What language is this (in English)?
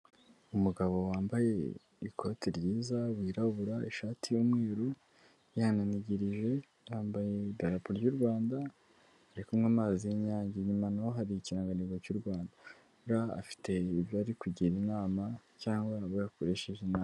Kinyarwanda